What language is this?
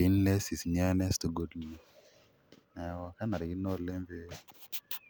Masai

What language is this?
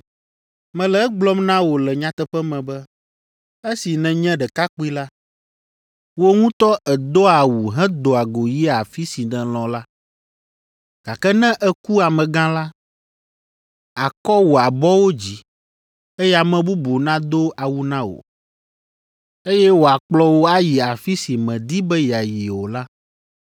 Ewe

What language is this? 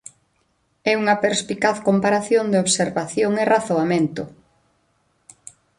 Galician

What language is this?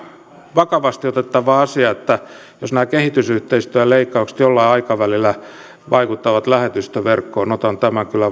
Finnish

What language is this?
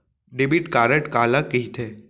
Chhattisgarhi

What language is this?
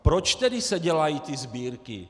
Czech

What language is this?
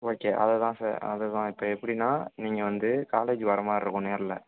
Tamil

